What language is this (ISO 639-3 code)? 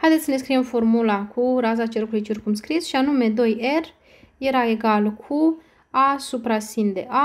ron